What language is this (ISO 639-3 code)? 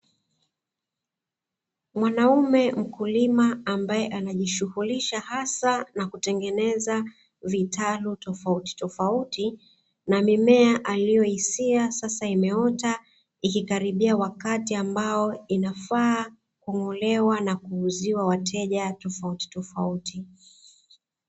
swa